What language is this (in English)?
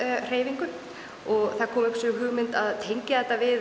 Icelandic